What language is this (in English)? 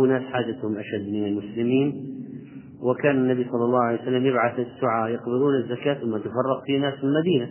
Arabic